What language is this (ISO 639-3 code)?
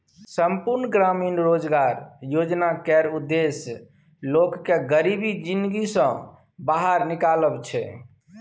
mai